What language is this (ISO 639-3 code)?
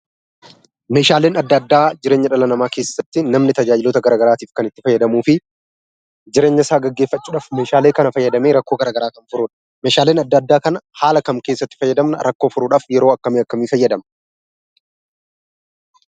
orm